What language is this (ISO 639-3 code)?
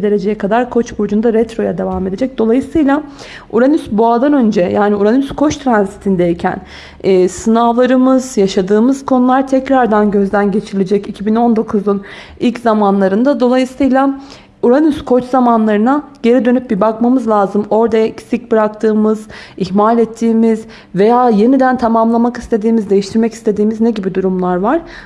tur